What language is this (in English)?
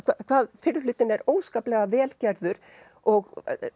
Icelandic